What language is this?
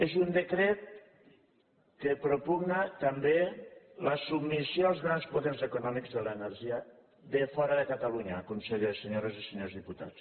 Catalan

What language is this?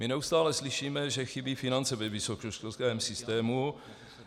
Czech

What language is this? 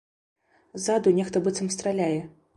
Belarusian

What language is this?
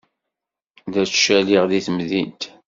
Kabyle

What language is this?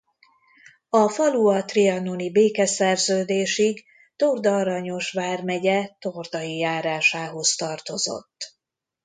Hungarian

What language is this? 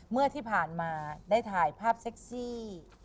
Thai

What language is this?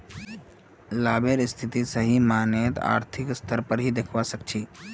Magahi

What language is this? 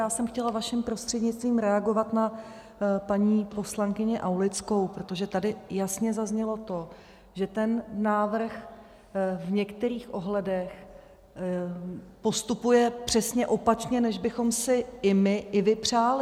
Czech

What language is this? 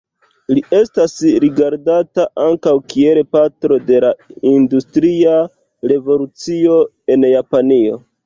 Esperanto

